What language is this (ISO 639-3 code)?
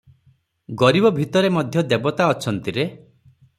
ori